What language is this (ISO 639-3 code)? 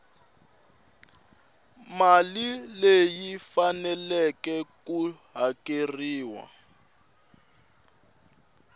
tso